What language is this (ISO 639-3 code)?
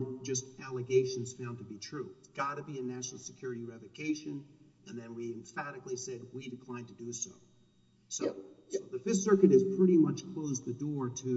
eng